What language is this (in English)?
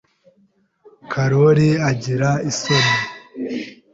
Kinyarwanda